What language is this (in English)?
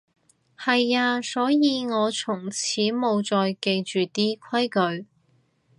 Cantonese